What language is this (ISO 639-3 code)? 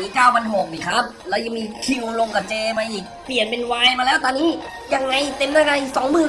tha